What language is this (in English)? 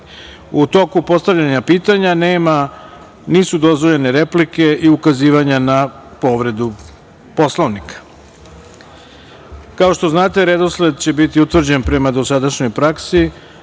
Serbian